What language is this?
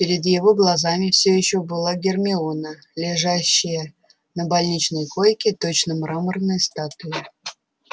Russian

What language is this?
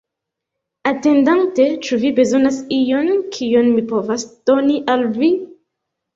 Esperanto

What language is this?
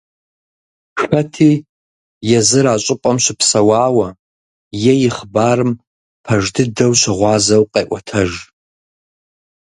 Kabardian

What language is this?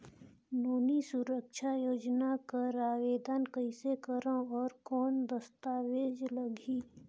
Chhattisgarhi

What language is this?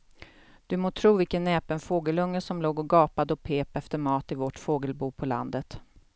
Swedish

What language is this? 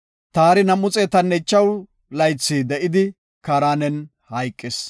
Gofa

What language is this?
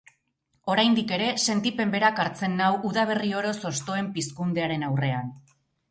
Basque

